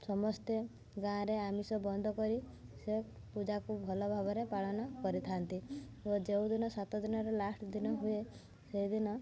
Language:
Odia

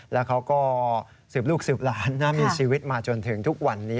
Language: Thai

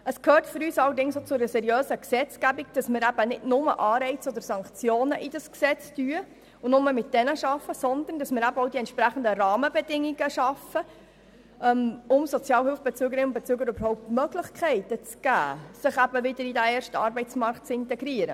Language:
Swiss German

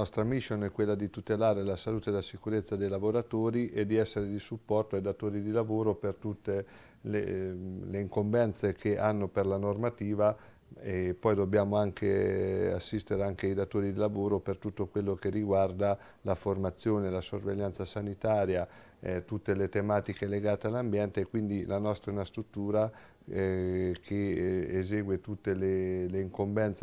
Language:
Italian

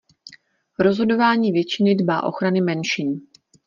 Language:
Czech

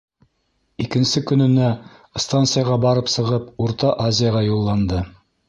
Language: Bashkir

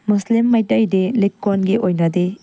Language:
Manipuri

